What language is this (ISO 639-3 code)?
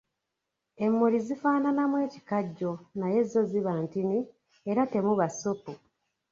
lug